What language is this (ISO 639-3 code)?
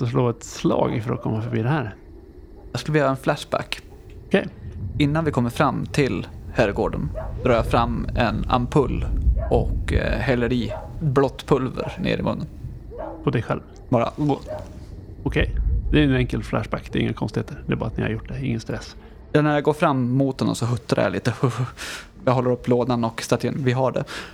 swe